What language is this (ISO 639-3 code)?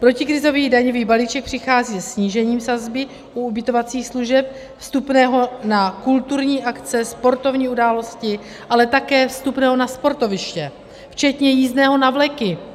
ces